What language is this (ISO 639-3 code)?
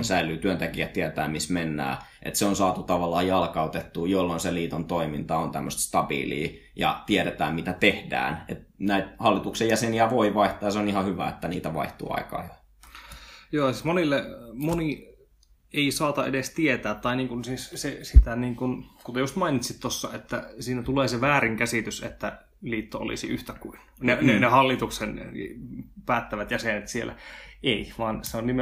fin